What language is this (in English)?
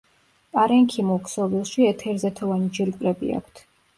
Georgian